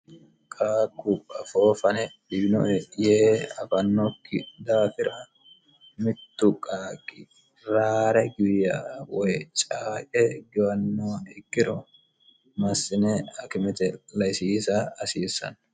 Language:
Sidamo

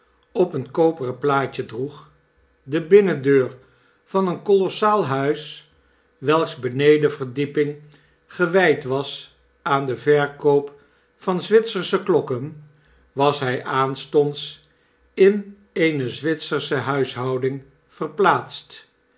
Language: Dutch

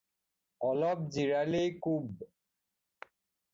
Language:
Assamese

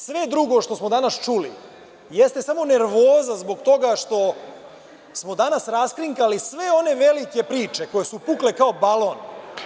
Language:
Serbian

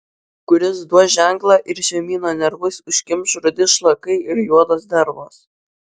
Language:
Lithuanian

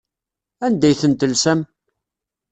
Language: Kabyle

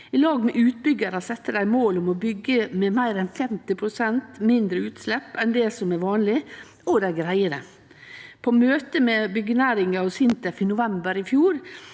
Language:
Norwegian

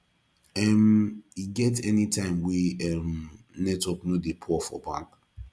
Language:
Nigerian Pidgin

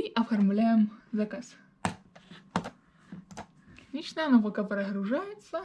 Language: Russian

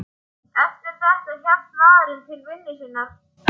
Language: Icelandic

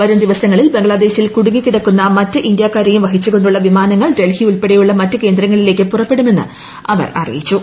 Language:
Malayalam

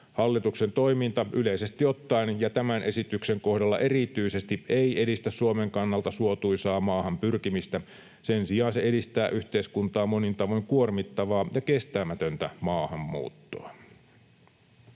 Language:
Finnish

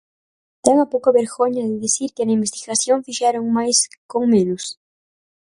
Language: Galician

